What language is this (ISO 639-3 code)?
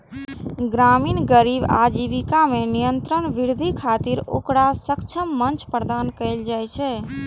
mai